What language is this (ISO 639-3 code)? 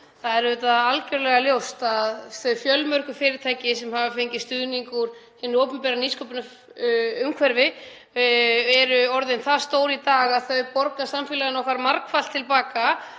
isl